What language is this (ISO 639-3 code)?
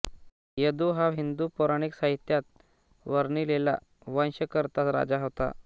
mar